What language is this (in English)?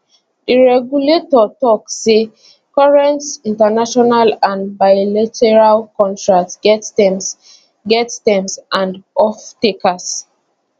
Nigerian Pidgin